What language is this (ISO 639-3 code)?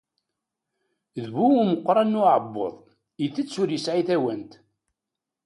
kab